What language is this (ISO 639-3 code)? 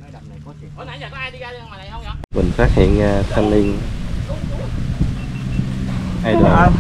vie